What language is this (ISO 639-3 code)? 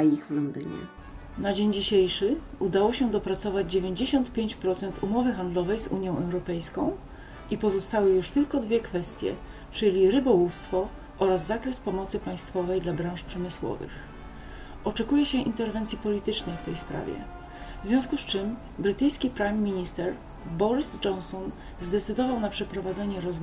pol